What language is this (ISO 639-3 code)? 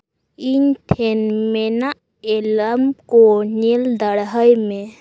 sat